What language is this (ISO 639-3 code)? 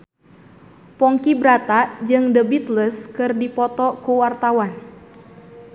sun